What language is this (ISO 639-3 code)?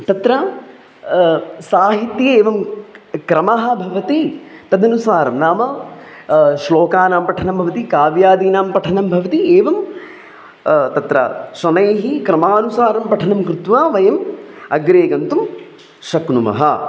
san